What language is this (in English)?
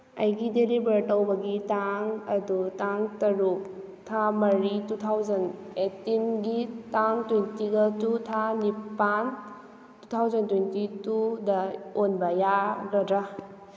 Manipuri